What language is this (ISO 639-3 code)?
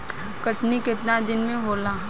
bho